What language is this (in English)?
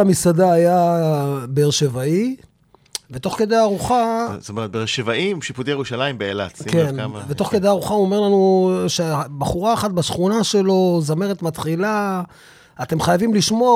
Hebrew